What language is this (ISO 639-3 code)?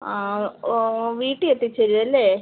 mal